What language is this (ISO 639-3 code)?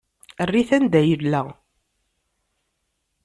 kab